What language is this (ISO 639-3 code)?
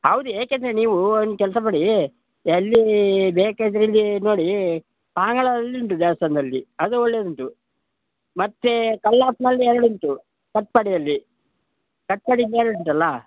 kan